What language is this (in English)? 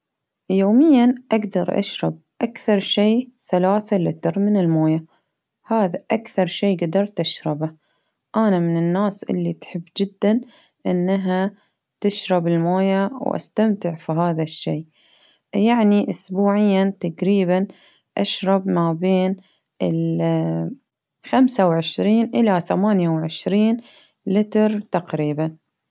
Baharna Arabic